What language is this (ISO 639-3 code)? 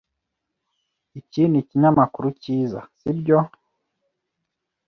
kin